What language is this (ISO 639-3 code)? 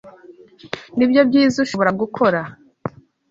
kin